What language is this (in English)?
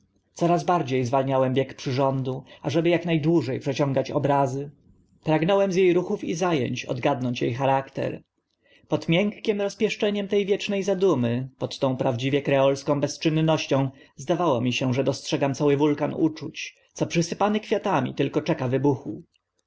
Polish